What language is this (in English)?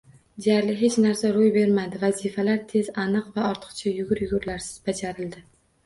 Uzbek